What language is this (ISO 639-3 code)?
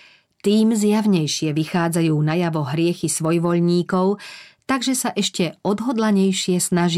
slk